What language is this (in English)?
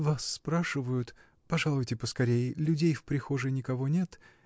Russian